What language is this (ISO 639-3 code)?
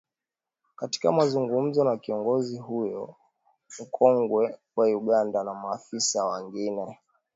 swa